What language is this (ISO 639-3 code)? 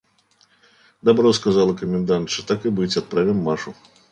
rus